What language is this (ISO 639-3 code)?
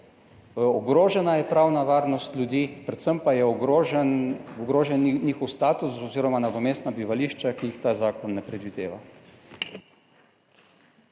slv